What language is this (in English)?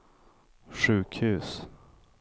Swedish